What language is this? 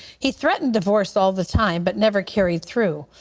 English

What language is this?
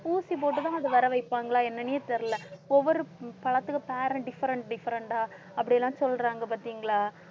Tamil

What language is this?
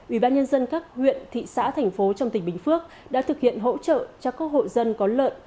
Vietnamese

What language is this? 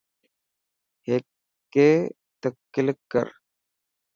Dhatki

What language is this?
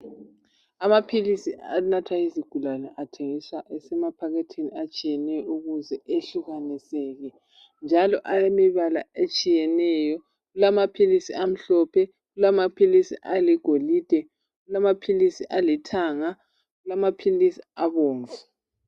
North Ndebele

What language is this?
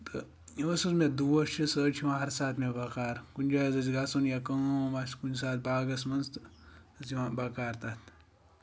Kashmiri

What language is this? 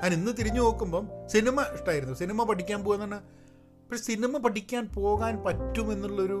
Malayalam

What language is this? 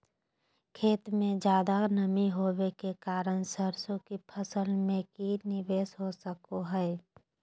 Magahi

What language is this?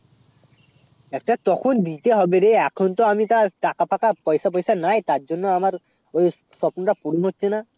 Bangla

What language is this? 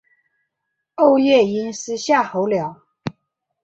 Chinese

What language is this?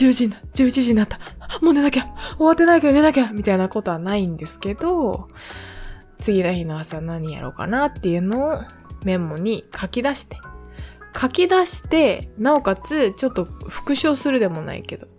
Japanese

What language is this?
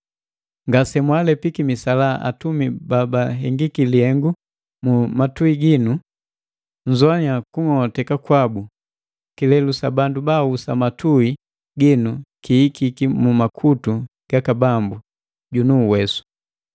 Matengo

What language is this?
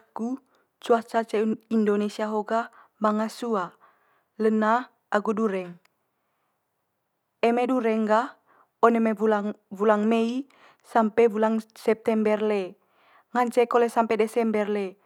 Manggarai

